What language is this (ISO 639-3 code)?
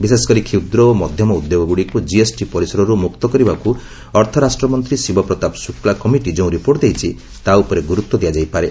ori